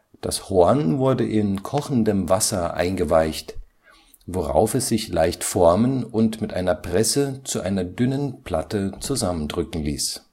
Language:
German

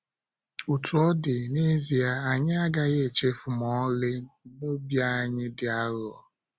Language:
Igbo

